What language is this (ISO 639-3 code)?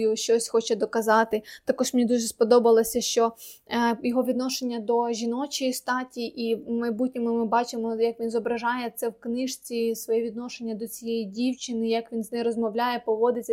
ukr